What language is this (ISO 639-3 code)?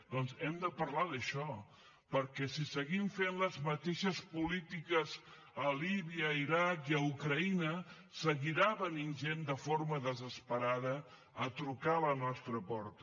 cat